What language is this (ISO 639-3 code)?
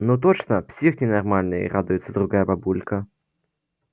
rus